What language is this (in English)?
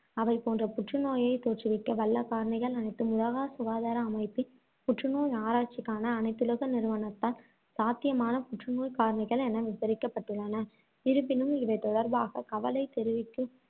Tamil